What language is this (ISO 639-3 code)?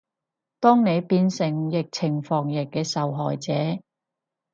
yue